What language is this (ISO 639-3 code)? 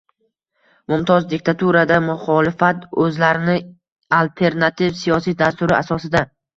uzb